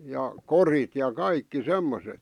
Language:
Finnish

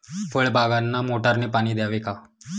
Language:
Marathi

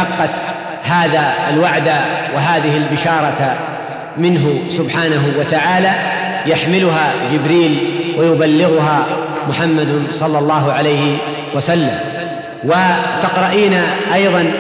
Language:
Arabic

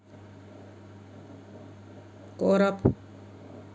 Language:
Russian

